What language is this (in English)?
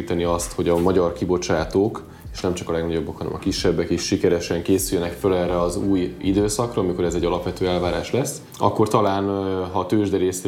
Hungarian